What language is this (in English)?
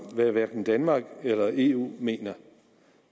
Danish